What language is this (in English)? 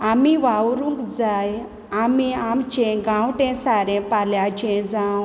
Konkani